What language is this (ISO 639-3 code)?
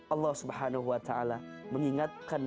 ind